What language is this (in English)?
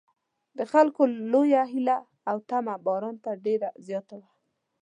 Pashto